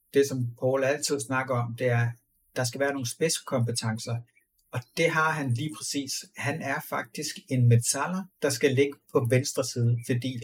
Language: Danish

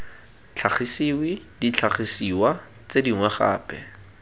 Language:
Tswana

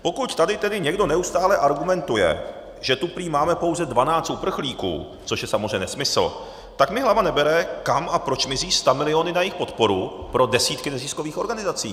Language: Czech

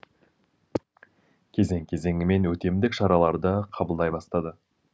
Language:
Kazakh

